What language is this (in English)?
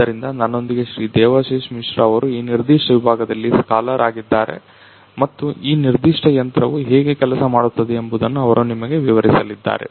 Kannada